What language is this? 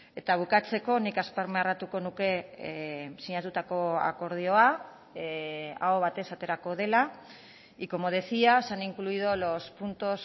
Basque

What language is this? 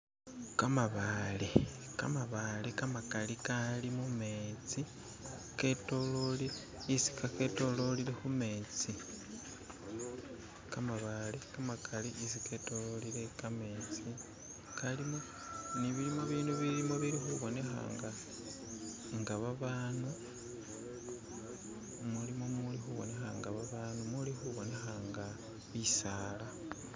Masaaba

